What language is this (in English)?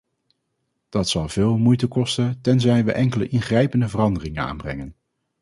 Dutch